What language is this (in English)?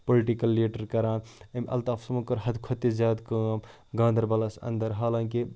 Kashmiri